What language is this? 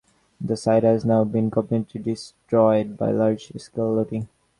English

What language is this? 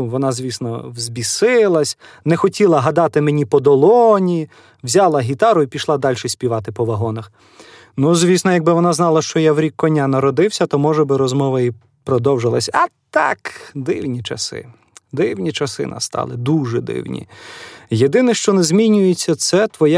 Ukrainian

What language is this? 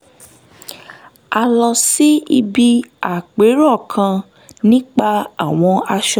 Yoruba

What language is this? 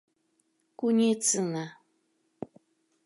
Mari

